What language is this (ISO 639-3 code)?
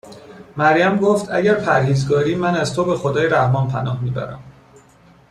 fas